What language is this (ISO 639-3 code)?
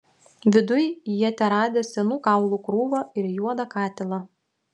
lit